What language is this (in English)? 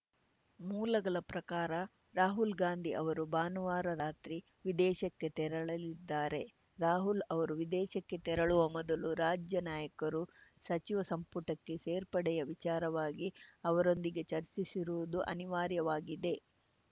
Kannada